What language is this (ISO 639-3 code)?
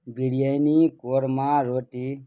urd